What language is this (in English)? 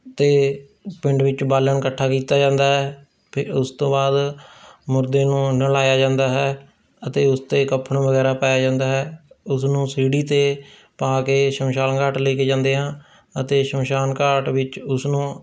Punjabi